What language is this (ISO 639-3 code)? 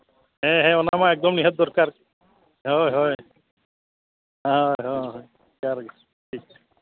sat